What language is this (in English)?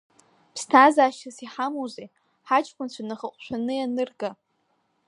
Abkhazian